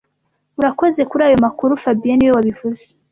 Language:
Kinyarwanda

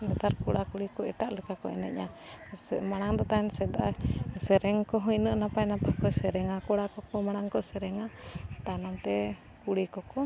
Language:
Santali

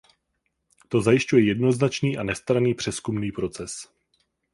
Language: Czech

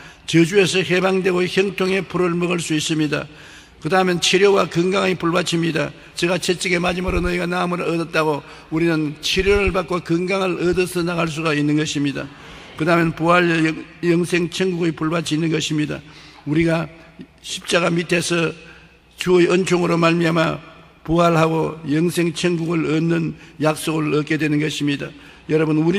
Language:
Korean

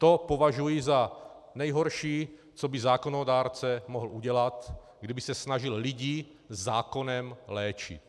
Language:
Czech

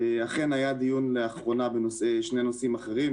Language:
Hebrew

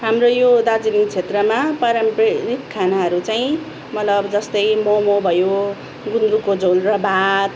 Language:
Nepali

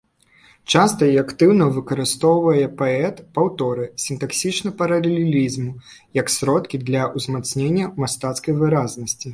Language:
Belarusian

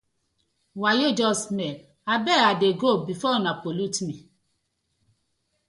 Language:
Nigerian Pidgin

